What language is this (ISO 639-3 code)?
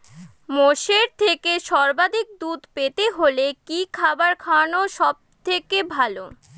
ben